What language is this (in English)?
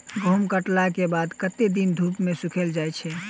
Maithili